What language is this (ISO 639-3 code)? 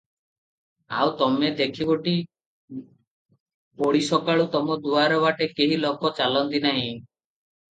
ori